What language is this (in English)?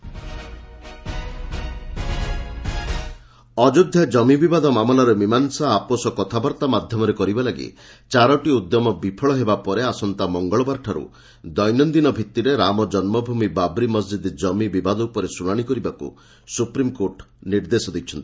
Odia